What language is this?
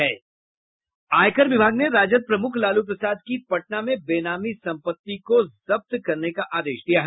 Hindi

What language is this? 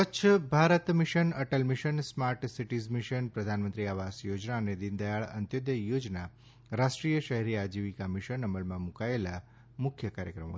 Gujarati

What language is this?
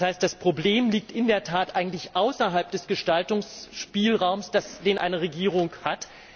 German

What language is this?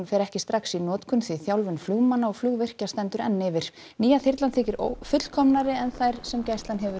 Icelandic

